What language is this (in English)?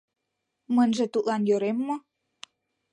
Mari